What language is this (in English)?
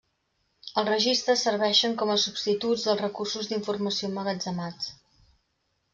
Catalan